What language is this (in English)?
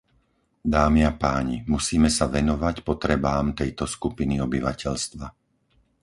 Slovak